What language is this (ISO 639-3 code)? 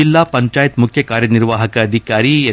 kan